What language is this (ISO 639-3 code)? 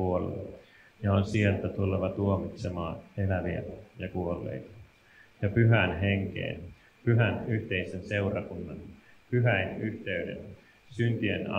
fin